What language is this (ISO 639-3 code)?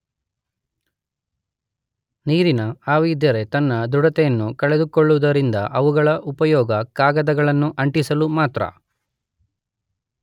kan